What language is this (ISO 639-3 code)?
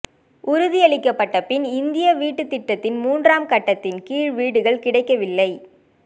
tam